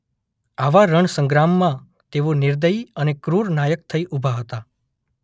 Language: Gujarati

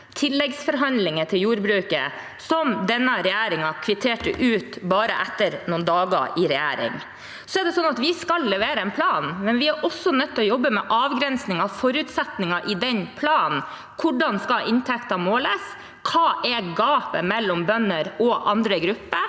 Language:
Norwegian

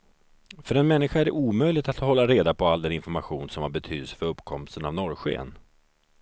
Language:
Swedish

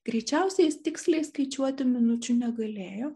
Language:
Lithuanian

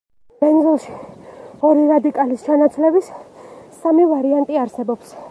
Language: Georgian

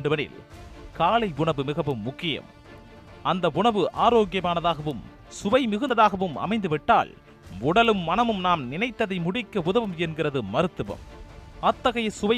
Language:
Tamil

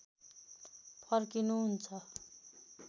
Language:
Nepali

